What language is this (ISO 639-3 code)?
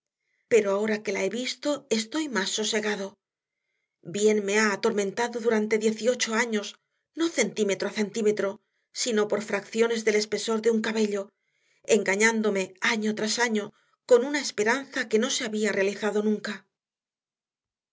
spa